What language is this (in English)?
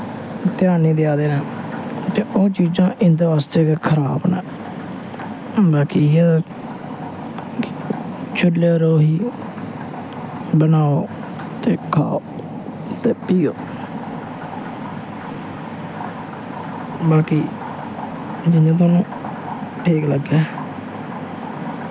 Dogri